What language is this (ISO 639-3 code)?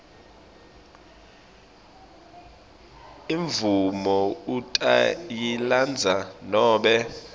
ssw